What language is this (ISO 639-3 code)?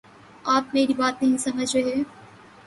urd